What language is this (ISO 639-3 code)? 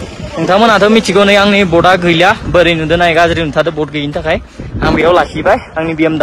ind